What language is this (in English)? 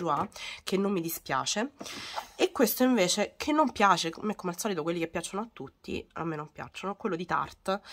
Italian